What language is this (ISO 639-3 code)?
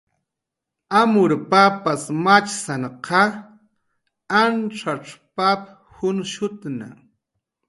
jqr